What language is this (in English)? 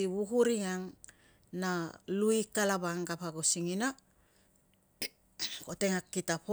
Tungag